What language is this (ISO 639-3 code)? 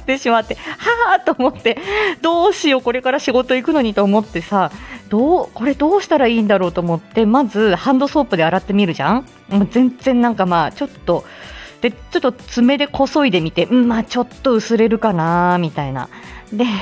jpn